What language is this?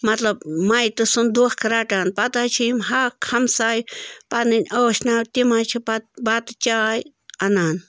Kashmiri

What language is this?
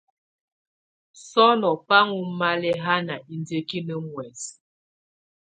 Tunen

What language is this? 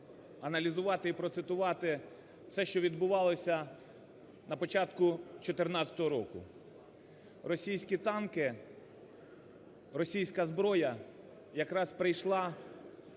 Ukrainian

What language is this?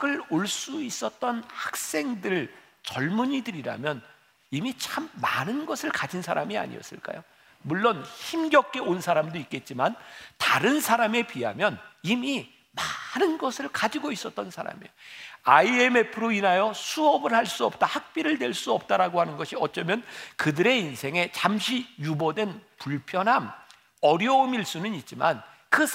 Korean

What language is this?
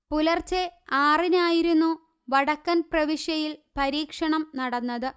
Malayalam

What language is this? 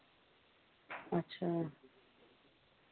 Dogri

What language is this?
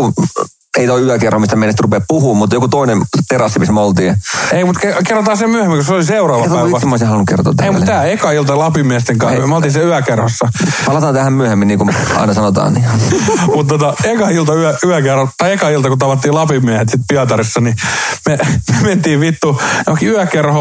Finnish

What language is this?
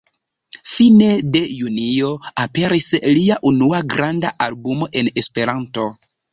Esperanto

